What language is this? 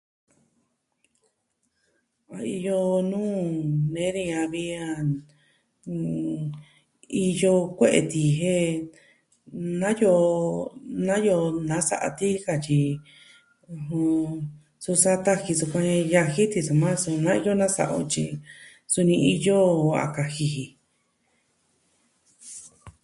Southwestern Tlaxiaco Mixtec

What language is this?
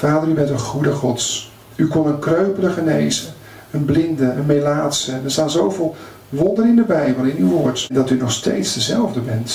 Dutch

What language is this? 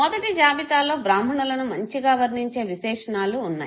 Telugu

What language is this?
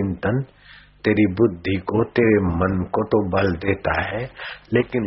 Hindi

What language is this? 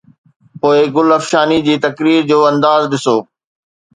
Sindhi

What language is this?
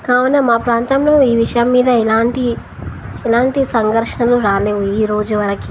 Telugu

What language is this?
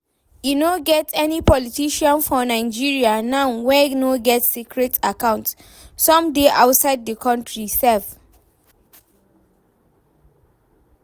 Nigerian Pidgin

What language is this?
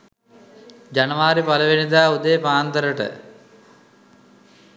Sinhala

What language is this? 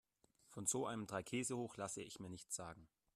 German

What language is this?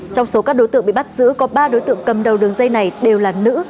Vietnamese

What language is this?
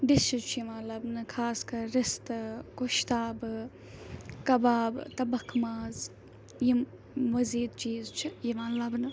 Kashmiri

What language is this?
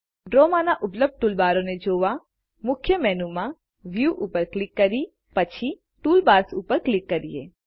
Gujarati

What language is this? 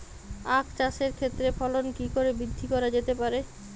Bangla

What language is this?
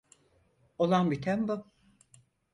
Turkish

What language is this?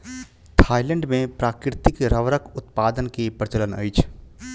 Maithili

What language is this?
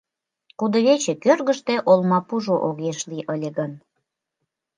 Mari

